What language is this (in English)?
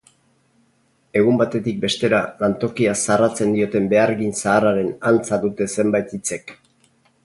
Basque